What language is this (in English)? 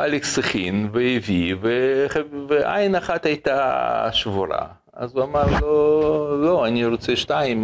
Hebrew